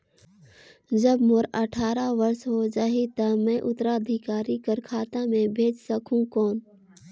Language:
Chhattisgarhi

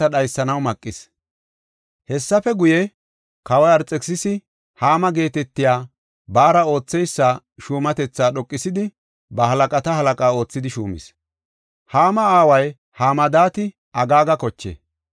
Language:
Gofa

